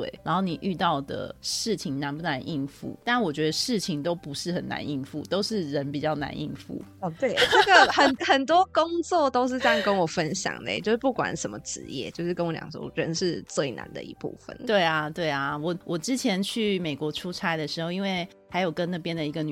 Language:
Chinese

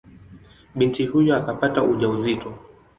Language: Swahili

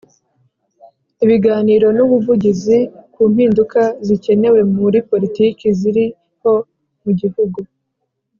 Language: Kinyarwanda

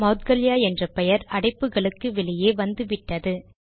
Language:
Tamil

